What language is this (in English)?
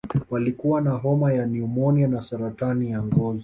Swahili